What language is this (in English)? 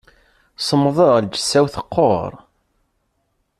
Kabyle